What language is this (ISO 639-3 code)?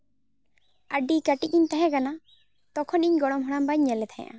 sat